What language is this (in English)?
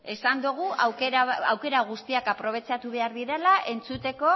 Basque